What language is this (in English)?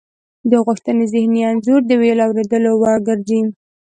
Pashto